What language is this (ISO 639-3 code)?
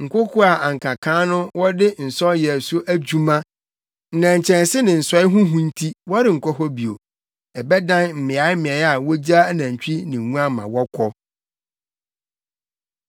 aka